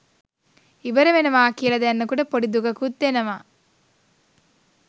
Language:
Sinhala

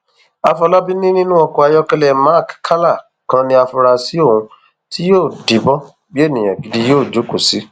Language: Yoruba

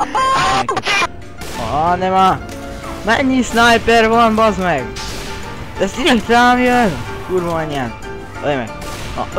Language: Hungarian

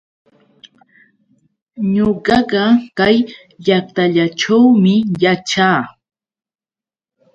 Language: Yauyos Quechua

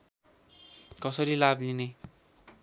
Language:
Nepali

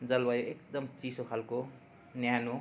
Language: Nepali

